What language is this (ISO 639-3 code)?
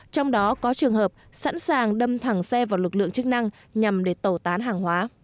vie